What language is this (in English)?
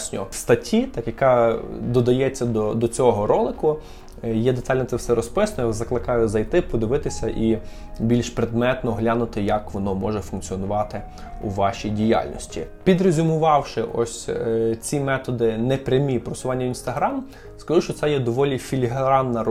Ukrainian